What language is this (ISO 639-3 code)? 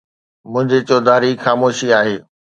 snd